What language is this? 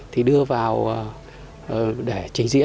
Vietnamese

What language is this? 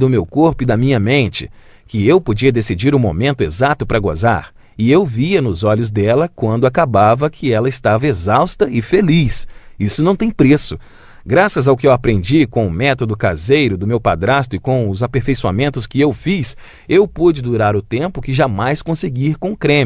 Portuguese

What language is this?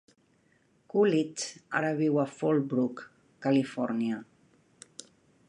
Catalan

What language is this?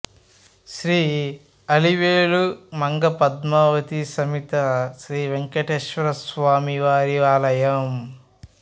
Telugu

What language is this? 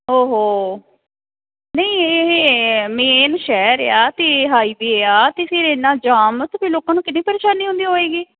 Punjabi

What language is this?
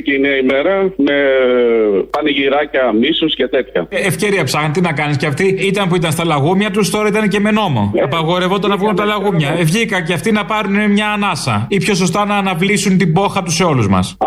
Greek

